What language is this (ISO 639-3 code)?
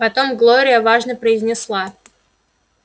rus